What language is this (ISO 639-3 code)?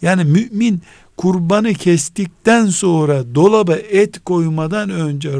tur